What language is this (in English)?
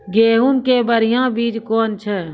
Maithili